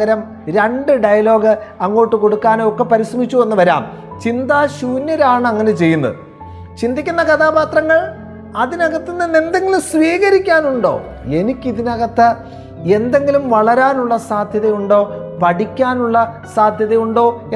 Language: Malayalam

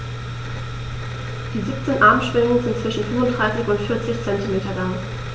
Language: German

